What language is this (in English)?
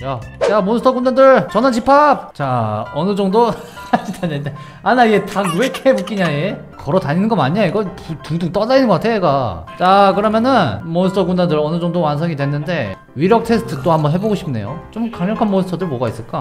Korean